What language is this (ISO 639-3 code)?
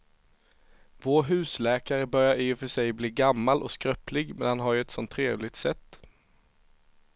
swe